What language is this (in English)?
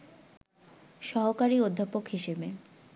Bangla